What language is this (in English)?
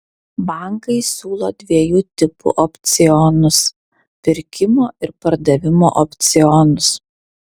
Lithuanian